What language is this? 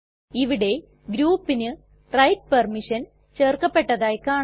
Malayalam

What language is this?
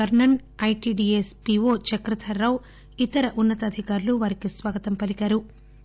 Telugu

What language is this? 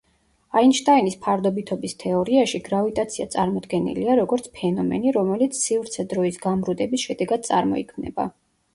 Georgian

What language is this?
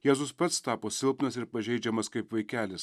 Lithuanian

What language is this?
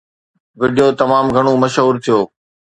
Sindhi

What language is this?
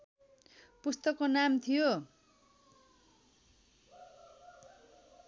Nepali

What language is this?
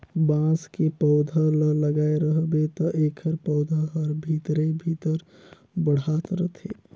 Chhattisgarhi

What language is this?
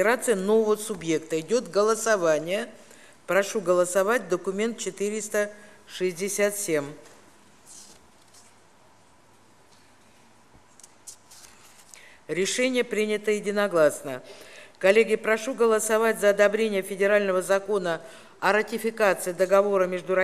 Russian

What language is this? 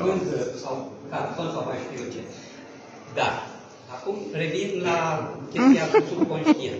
Romanian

